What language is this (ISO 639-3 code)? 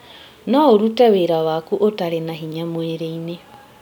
kik